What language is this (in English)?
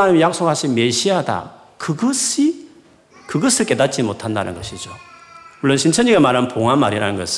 Korean